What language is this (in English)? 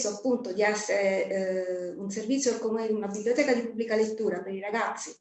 Italian